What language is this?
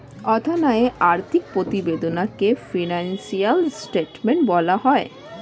Bangla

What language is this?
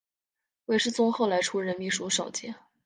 Chinese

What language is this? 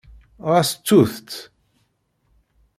Kabyle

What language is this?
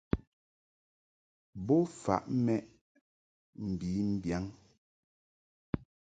Mungaka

